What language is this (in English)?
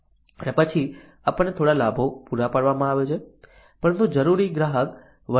Gujarati